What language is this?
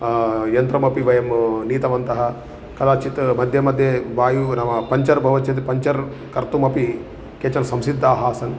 Sanskrit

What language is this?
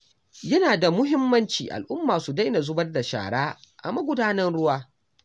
Hausa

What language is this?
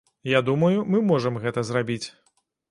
Belarusian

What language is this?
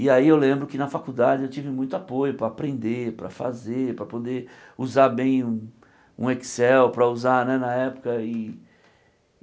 Portuguese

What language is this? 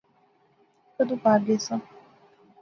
Pahari-Potwari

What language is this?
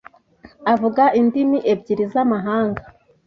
Kinyarwanda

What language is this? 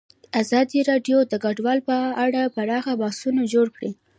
Pashto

